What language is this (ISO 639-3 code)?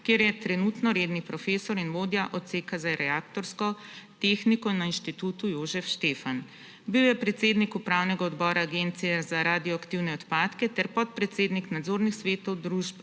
slv